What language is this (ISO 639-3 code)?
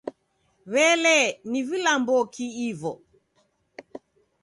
dav